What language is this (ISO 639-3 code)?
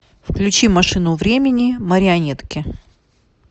rus